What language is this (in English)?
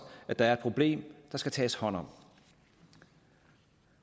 Danish